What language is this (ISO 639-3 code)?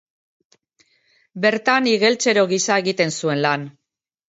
eus